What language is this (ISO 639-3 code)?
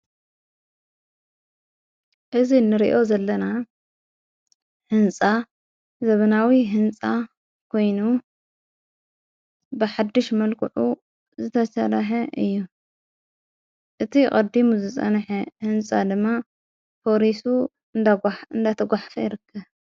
tir